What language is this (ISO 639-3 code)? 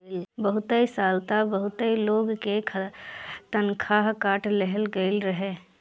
bho